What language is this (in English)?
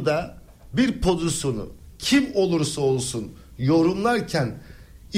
Turkish